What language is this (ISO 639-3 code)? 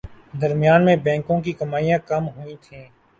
urd